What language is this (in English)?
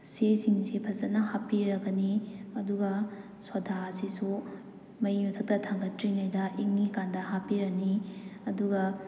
Manipuri